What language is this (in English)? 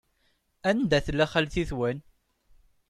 Kabyle